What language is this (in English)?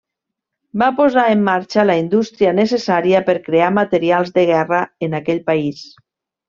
Catalan